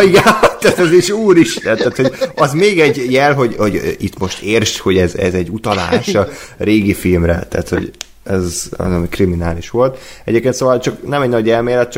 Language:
Hungarian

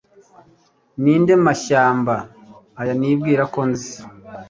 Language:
Kinyarwanda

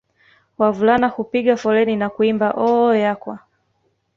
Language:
Swahili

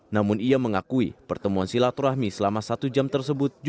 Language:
Indonesian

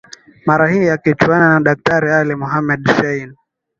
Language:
Swahili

